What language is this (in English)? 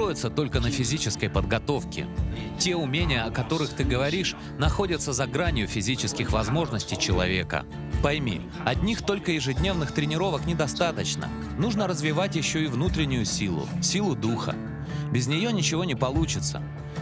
Russian